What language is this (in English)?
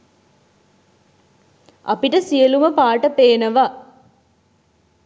Sinhala